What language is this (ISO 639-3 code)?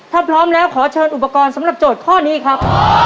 tha